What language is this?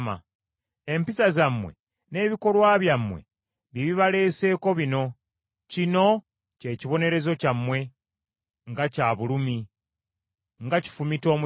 Ganda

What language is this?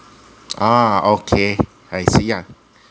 English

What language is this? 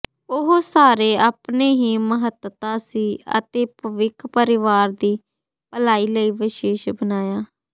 Punjabi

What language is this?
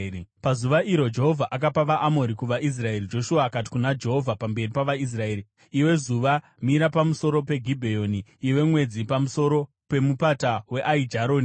Shona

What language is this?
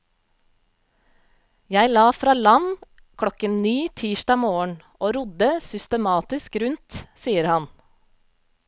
Norwegian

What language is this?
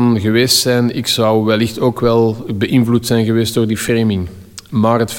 Dutch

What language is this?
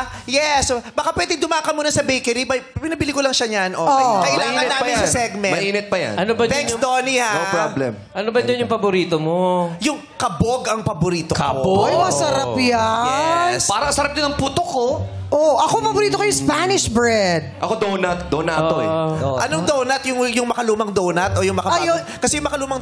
Filipino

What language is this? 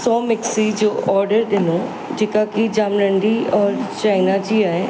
Sindhi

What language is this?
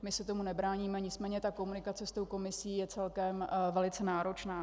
Czech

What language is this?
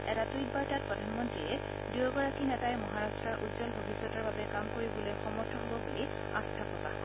Assamese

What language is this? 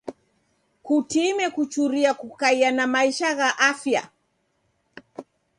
Taita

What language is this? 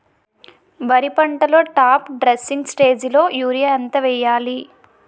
Telugu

